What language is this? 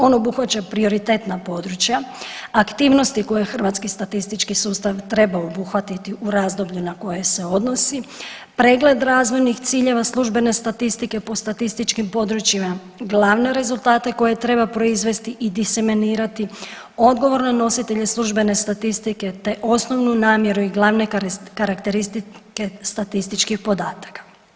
Croatian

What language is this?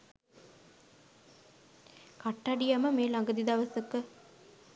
Sinhala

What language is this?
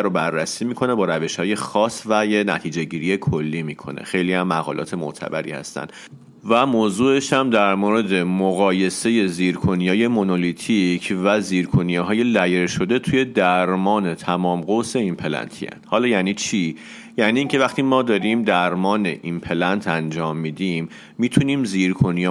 Persian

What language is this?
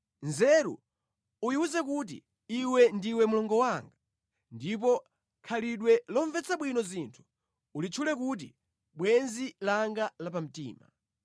Nyanja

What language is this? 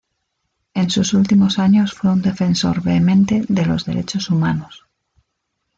Spanish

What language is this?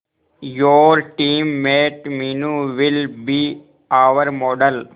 Hindi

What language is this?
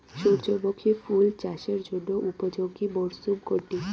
Bangla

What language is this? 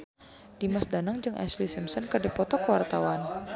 Sundanese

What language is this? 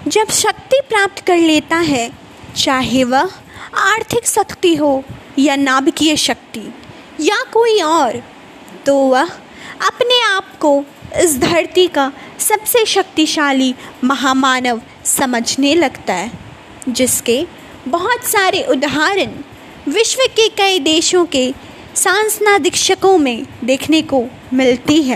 Hindi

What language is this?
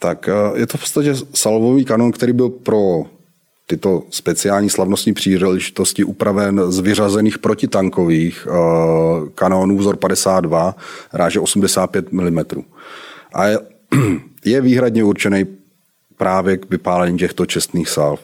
Czech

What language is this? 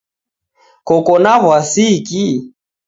Taita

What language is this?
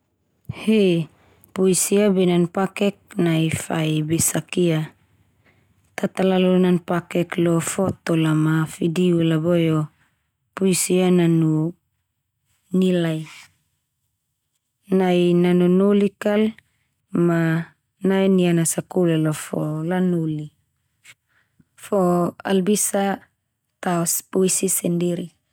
Termanu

